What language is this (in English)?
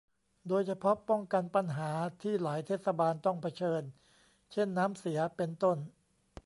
Thai